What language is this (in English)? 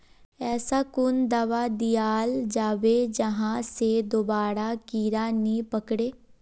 Magahi